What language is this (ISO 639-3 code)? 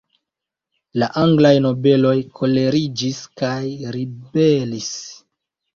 epo